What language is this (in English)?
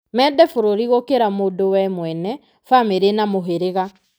Kikuyu